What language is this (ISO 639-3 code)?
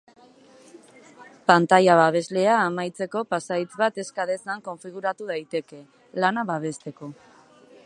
eus